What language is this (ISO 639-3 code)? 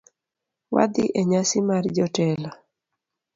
luo